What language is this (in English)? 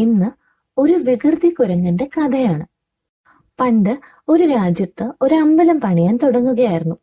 Malayalam